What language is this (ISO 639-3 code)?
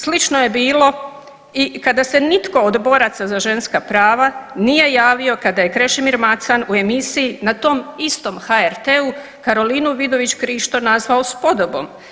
hrv